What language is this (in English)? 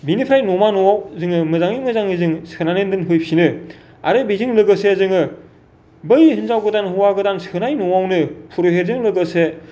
Bodo